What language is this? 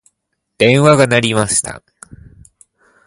Japanese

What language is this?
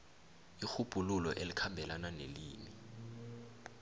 South Ndebele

